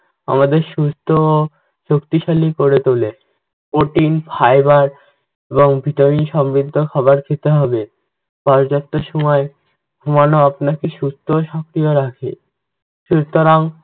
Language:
Bangla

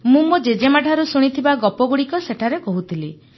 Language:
Odia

